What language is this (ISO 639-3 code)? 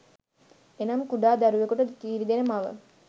sin